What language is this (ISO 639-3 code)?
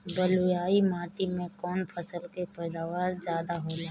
bho